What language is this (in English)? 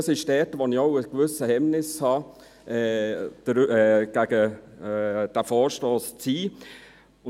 Swiss German